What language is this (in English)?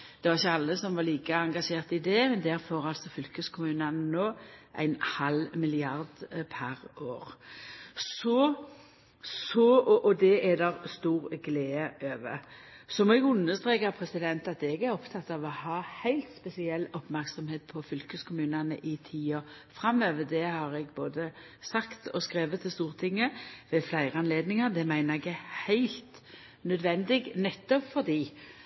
Norwegian Nynorsk